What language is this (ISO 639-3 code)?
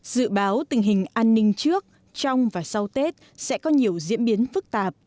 vie